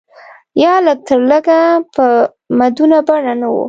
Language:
Pashto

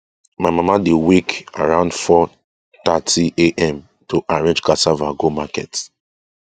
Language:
Nigerian Pidgin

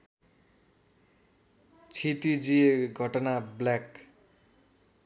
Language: Nepali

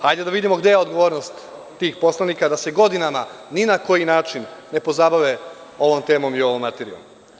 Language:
Serbian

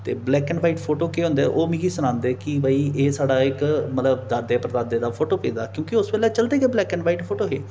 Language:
Dogri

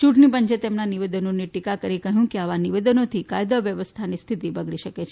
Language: Gujarati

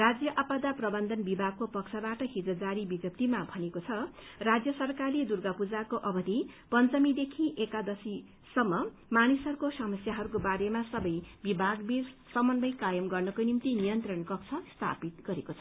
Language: Nepali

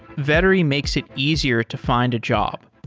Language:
English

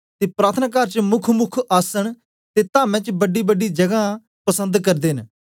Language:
Dogri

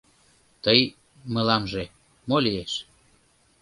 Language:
Mari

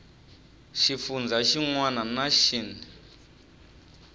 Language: Tsonga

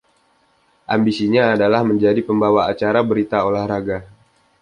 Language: Indonesian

